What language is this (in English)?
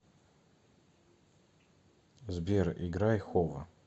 Russian